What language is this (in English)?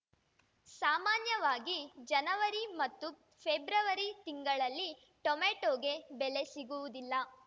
Kannada